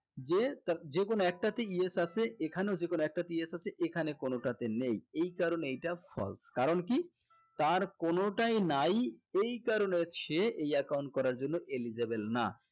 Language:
Bangla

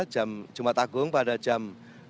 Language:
Indonesian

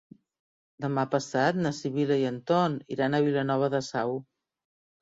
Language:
Catalan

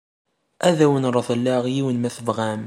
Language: Kabyle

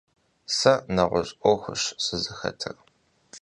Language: Kabardian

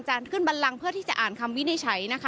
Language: Thai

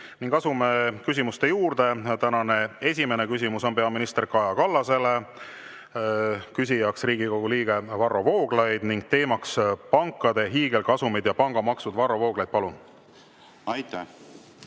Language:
Estonian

